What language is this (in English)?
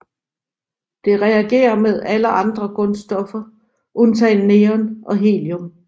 Danish